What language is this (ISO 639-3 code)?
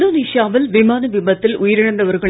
tam